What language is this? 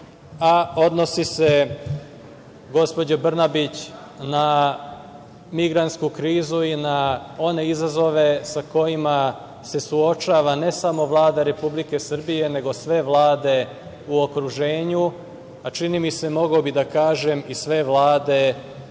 Serbian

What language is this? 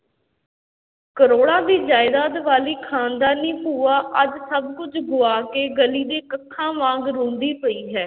Punjabi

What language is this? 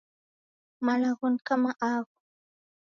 Taita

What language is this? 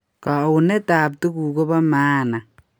Kalenjin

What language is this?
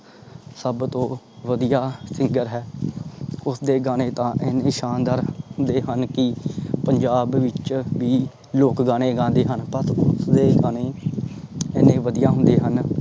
Punjabi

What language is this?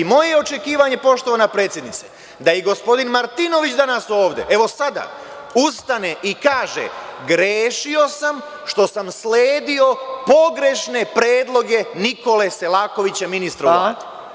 Serbian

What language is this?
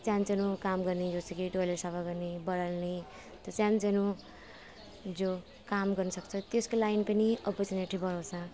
Nepali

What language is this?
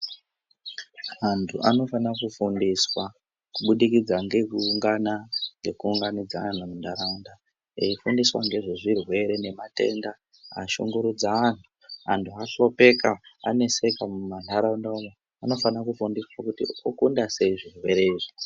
Ndau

